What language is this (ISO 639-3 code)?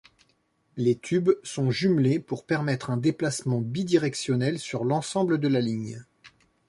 fra